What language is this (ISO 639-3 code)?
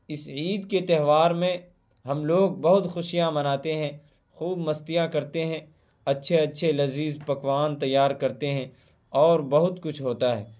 urd